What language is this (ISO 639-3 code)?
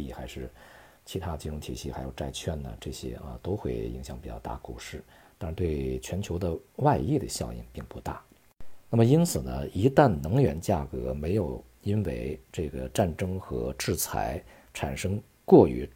zho